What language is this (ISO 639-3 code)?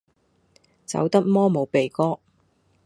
yue